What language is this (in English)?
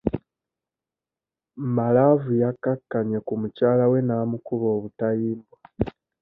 Ganda